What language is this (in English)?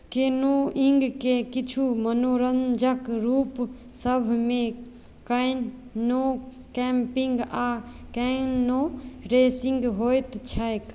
Maithili